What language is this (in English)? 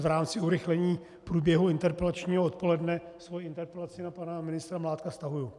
Czech